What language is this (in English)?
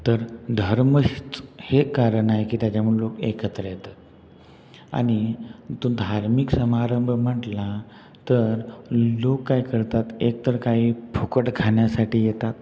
Marathi